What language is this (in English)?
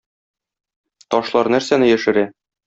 Tatar